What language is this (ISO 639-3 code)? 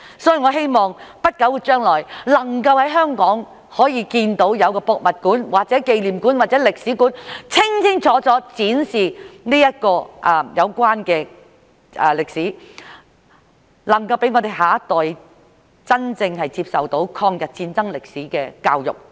yue